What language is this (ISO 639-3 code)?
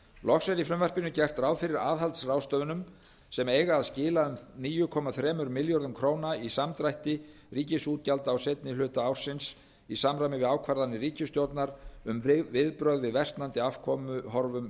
isl